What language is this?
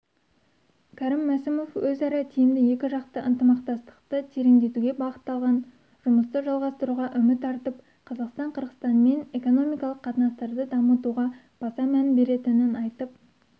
Kazakh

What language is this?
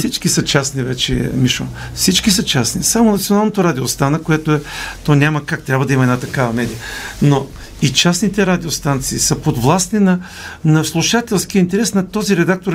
Bulgarian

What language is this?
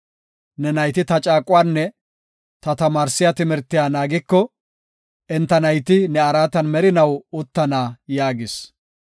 Gofa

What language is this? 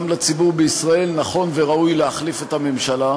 Hebrew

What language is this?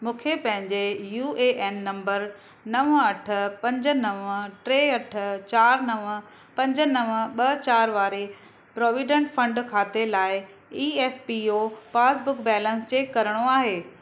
Sindhi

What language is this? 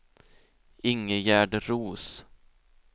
Swedish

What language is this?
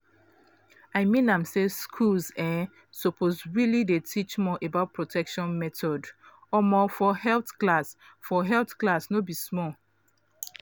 Nigerian Pidgin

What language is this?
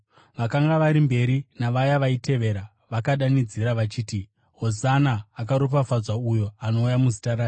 Shona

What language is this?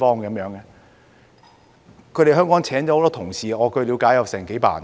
Cantonese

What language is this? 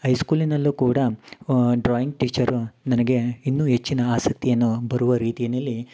Kannada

